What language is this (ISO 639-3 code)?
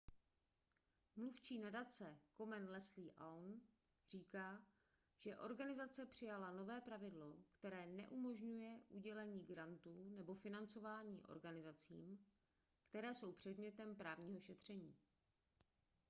ces